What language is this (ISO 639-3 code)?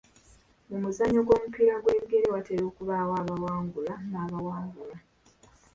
lug